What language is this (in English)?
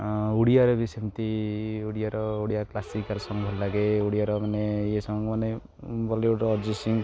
Odia